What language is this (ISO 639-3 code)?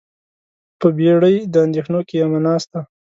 pus